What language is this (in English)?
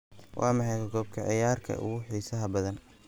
Somali